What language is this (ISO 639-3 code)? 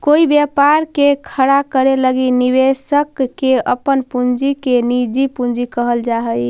mag